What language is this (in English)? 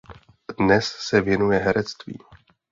Czech